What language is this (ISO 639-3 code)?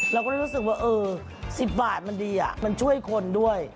tha